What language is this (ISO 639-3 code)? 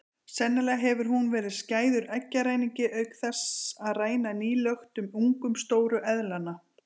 isl